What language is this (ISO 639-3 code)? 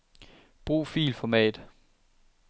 dan